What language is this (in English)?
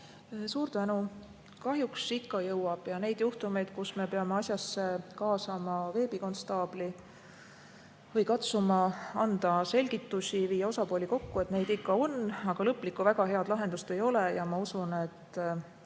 Estonian